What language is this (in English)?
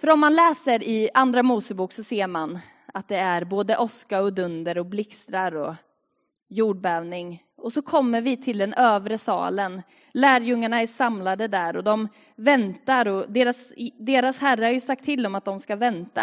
Swedish